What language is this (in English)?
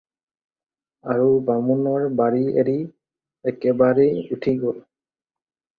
Assamese